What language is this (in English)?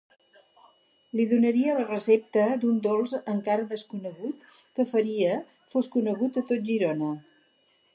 Catalan